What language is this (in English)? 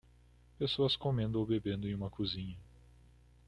Portuguese